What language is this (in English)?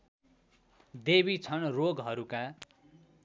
Nepali